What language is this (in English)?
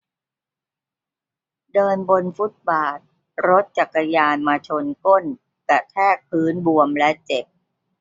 Thai